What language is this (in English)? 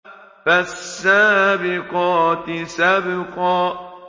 Arabic